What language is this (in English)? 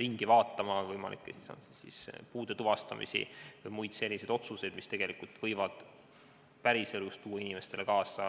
Estonian